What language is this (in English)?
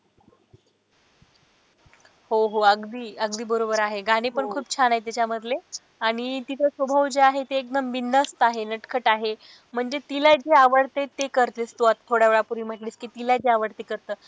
Marathi